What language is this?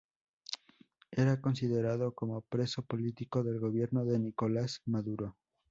Spanish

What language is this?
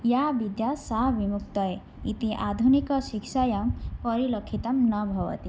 Sanskrit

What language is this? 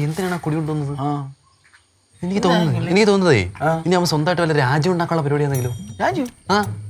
Korean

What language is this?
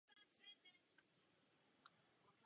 Czech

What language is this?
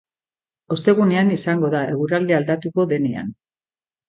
Basque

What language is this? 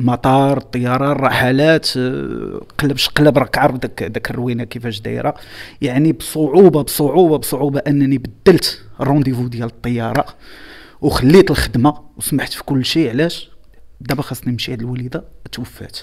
Arabic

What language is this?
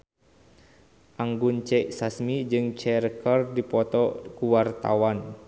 Sundanese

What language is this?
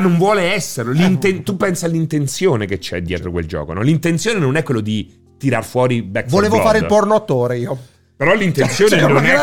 Italian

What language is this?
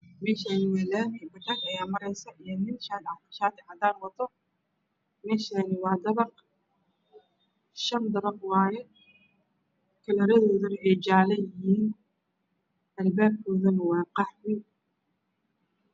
Somali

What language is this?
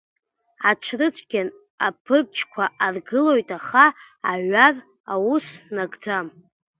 Abkhazian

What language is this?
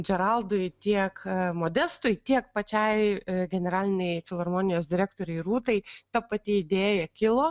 Lithuanian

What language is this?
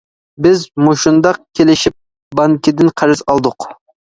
Uyghur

